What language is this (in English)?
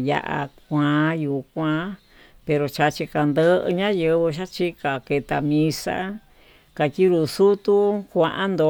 Tututepec Mixtec